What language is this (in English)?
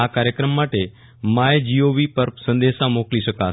Gujarati